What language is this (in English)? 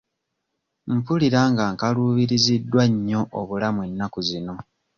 Ganda